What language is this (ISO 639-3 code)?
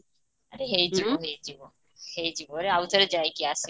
ori